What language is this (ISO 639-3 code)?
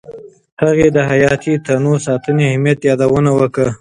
pus